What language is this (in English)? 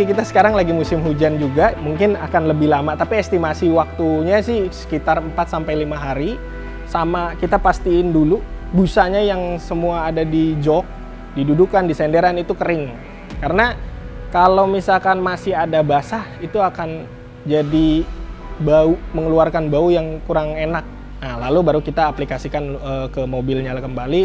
Indonesian